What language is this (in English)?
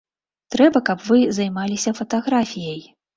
Belarusian